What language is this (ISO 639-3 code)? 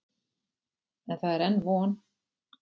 isl